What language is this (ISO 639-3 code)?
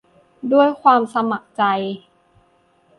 tha